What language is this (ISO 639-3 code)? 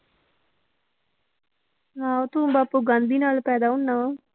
pan